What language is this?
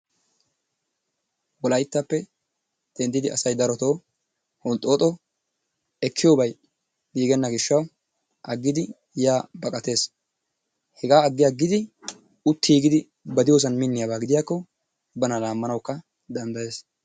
Wolaytta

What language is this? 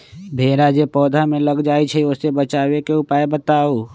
Magahi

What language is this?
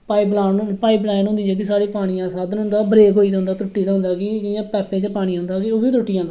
Dogri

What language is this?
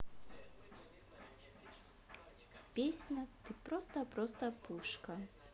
Russian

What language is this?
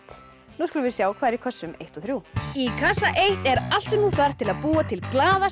Icelandic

